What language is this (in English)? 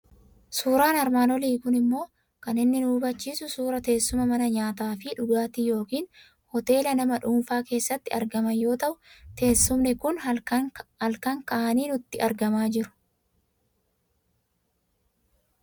Oromo